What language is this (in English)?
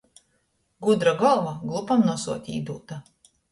Latgalian